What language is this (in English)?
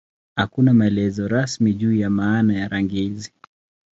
Swahili